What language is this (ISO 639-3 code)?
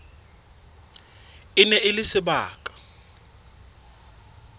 sot